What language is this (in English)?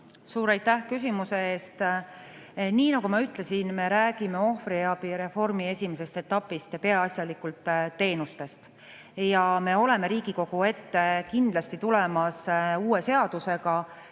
Estonian